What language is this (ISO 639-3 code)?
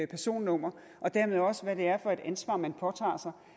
dan